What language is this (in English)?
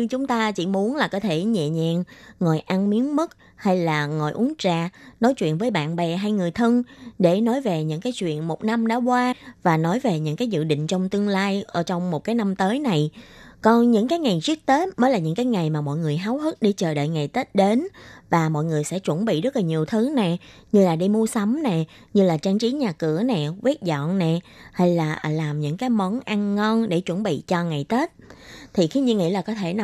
Vietnamese